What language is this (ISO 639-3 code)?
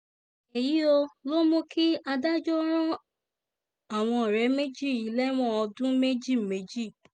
yor